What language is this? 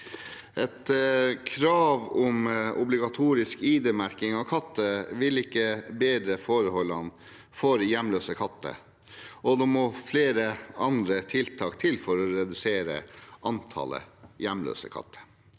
Norwegian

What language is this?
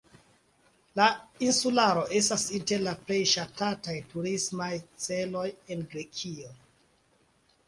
Esperanto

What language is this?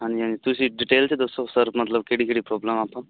Punjabi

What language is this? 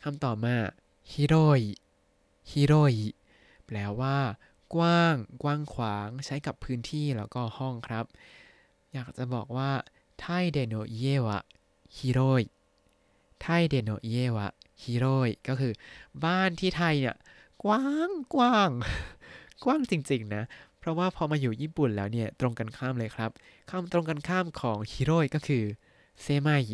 Thai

